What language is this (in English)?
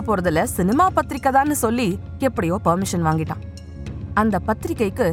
Tamil